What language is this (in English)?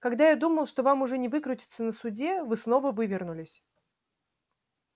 Russian